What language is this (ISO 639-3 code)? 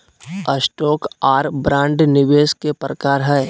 mag